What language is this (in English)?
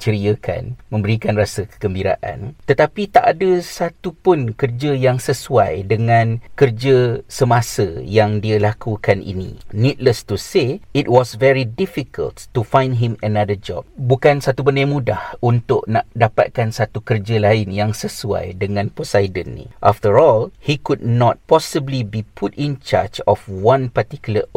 Malay